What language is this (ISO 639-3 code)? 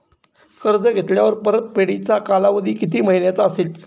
mar